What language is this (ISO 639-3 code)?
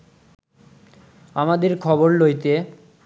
ben